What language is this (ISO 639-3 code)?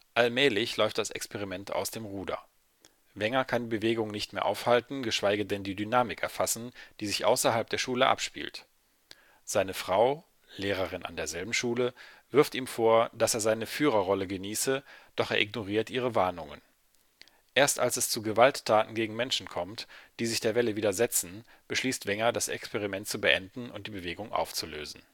deu